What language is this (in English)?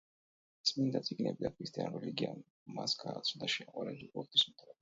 Georgian